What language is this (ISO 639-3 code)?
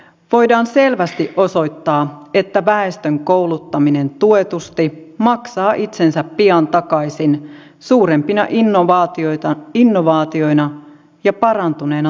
fin